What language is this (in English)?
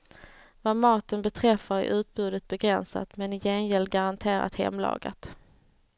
Swedish